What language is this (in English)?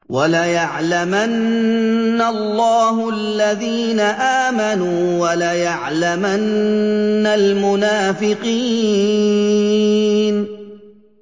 Arabic